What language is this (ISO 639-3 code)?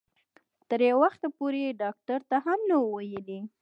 pus